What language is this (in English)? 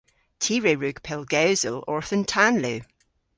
Cornish